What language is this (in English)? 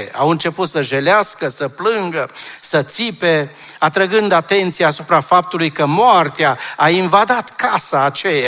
Romanian